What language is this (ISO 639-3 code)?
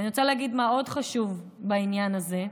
heb